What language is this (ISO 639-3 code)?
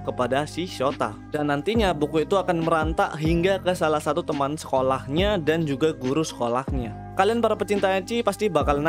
ind